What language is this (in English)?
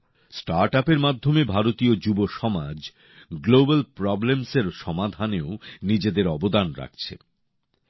Bangla